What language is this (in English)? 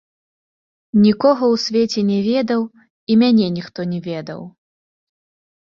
Belarusian